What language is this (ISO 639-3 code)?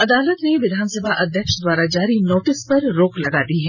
hin